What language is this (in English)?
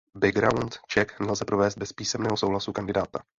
Czech